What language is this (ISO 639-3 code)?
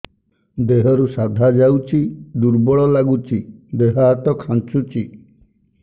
ori